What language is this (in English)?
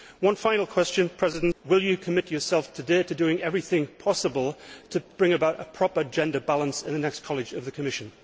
English